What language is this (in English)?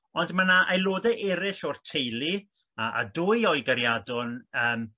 Welsh